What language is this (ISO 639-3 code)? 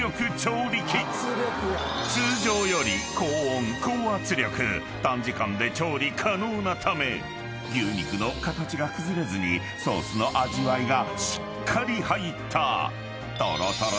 jpn